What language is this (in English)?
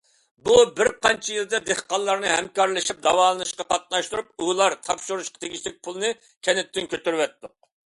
Uyghur